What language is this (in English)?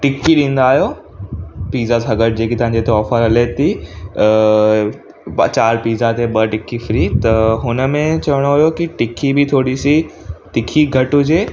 Sindhi